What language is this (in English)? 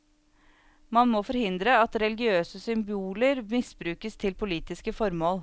Norwegian